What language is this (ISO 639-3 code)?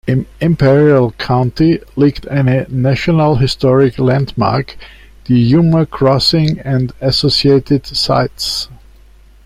deu